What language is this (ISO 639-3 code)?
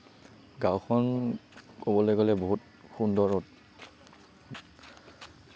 asm